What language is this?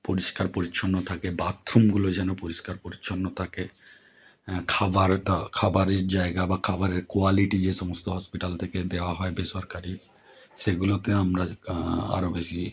Bangla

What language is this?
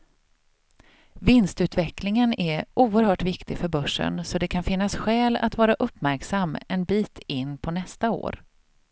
Swedish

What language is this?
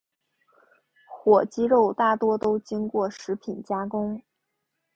Chinese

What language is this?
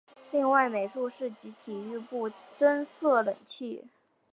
Chinese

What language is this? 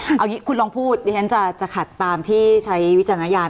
Thai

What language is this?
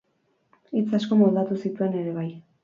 Basque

